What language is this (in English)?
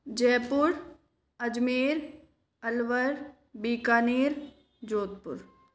Hindi